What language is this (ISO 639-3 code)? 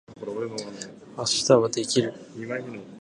jpn